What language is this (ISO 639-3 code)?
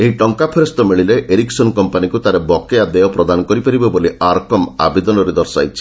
ori